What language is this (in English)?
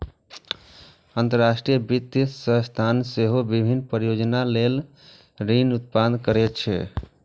Maithili